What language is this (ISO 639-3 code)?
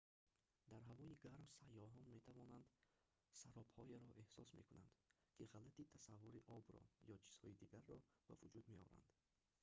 tgk